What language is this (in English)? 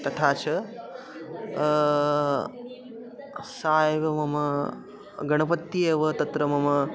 Sanskrit